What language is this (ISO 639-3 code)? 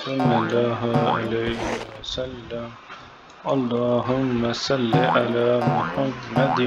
ara